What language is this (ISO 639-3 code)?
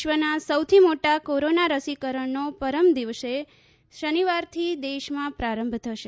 guj